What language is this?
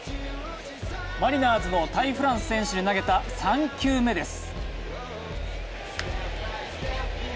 Japanese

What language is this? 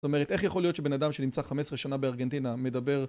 Hebrew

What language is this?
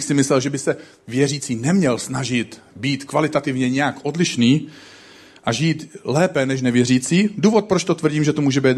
Czech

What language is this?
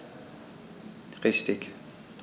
German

